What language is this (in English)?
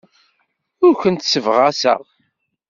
Kabyle